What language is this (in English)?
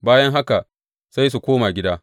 Hausa